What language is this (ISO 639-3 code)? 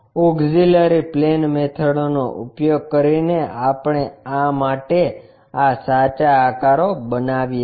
guj